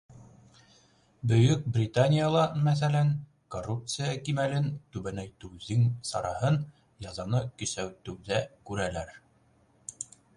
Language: Bashkir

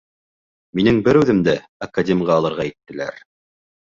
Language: Bashkir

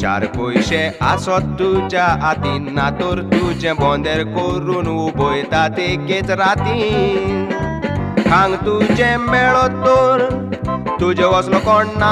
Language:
Indonesian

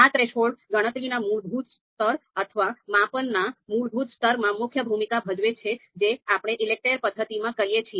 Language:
Gujarati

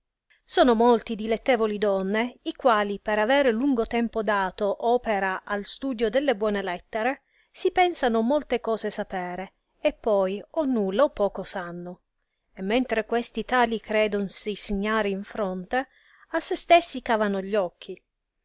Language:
Italian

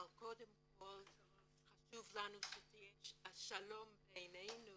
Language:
Hebrew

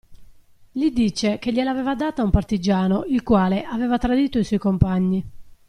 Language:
Italian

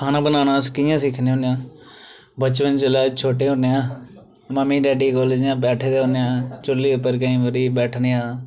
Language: Dogri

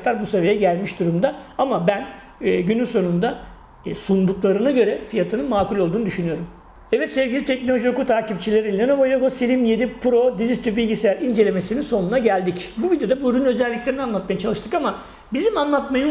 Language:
Turkish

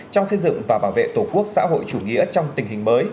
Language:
Vietnamese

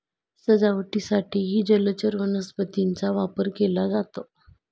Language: Marathi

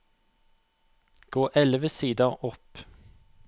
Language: Norwegian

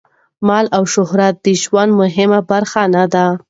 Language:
Pashto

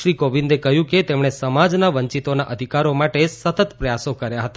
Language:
Gujarati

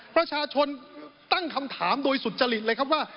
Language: Thai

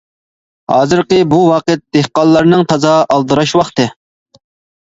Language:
Uyghur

